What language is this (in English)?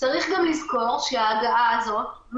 Hebrew